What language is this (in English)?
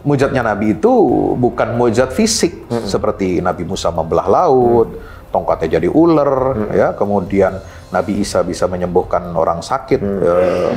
Indonesian